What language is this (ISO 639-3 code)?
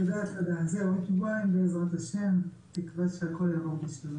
heb